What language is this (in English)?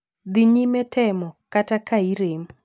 Luo (Kenya and Tanzania)